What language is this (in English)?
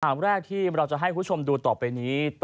Thai